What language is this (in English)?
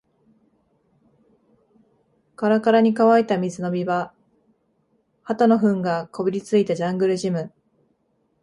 Japanese